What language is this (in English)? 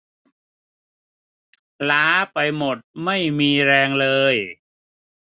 Thai